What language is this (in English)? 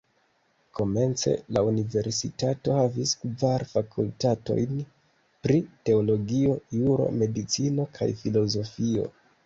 Esperanto